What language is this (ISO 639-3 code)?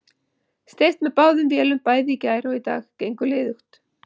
isl